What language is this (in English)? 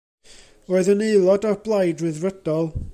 Welsh